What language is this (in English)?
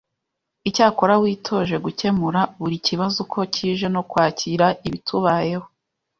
Kinyarwanda